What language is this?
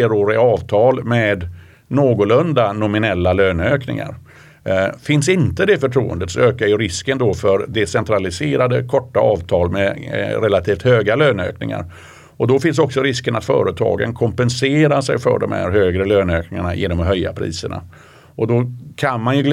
Swedish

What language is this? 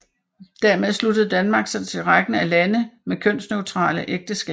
Danish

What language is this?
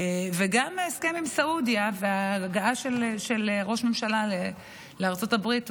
Hebrew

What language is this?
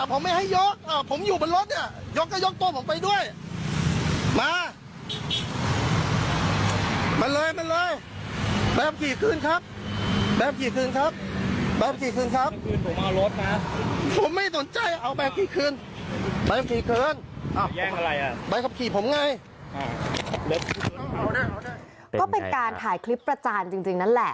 Thai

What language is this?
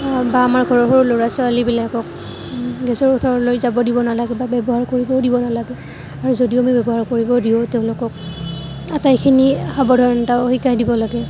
Assamese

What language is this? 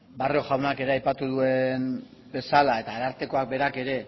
Basque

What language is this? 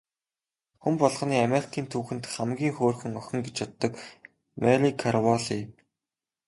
Mongolian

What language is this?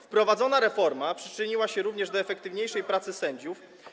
Polish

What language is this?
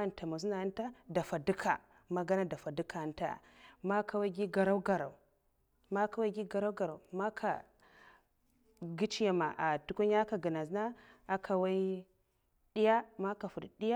Mafa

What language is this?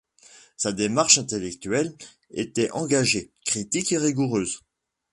French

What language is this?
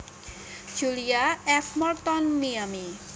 Javanese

